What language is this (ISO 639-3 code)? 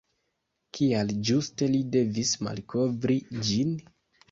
epo